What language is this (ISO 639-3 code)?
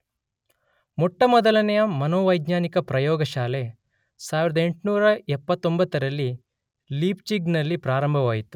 kan